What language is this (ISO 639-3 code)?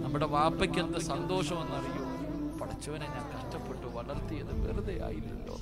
mal